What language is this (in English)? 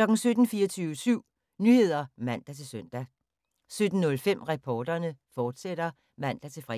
Danish